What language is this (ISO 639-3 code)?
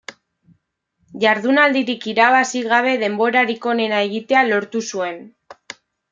eus